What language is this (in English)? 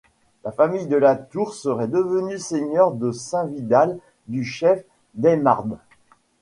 French